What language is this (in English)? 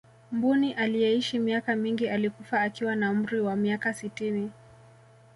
Swahili